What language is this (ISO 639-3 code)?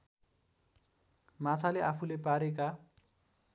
nep